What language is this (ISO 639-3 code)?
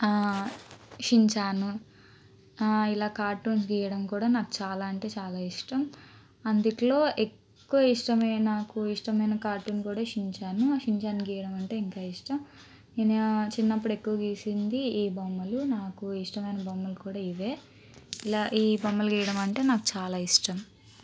tel